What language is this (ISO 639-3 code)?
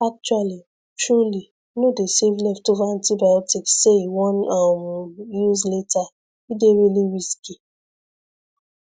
pcm